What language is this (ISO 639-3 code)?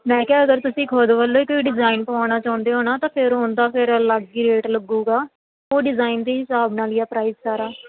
pan